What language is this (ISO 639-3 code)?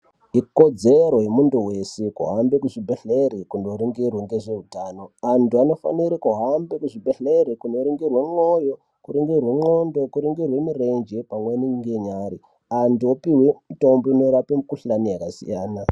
ndc